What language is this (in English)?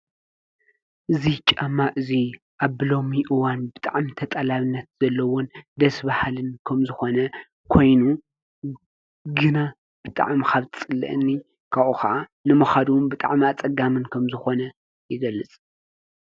Tigrinya